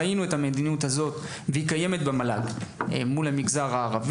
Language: Hebrew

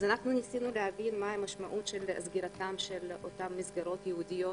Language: Hebrew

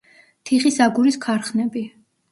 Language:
Georgian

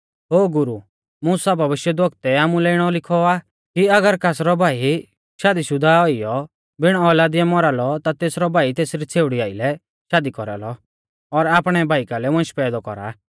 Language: Mahasu Pahari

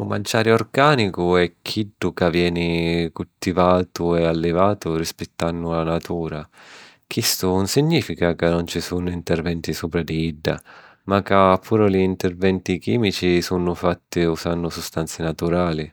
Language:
Sicilian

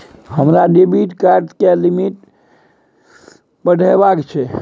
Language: Maithili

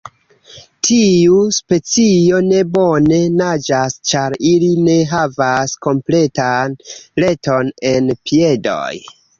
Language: Esperanto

